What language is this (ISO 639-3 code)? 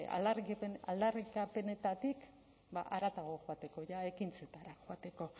eus